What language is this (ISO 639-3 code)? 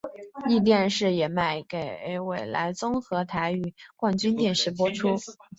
zho